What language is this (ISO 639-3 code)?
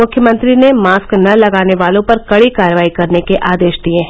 hin